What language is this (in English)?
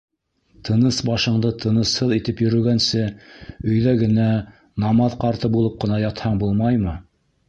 Bashkir